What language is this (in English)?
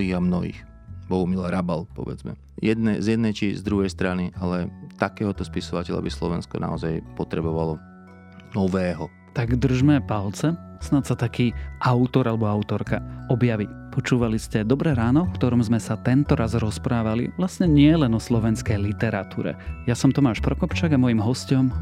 Slovak